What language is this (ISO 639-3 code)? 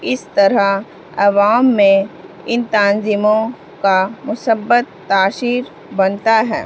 urd